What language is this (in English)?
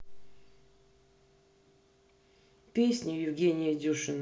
Russian